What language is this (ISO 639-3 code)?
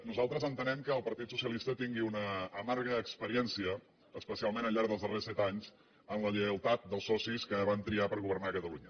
cat